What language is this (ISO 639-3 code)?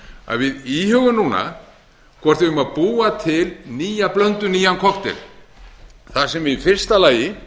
isl